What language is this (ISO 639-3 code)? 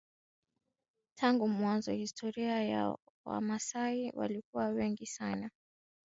swa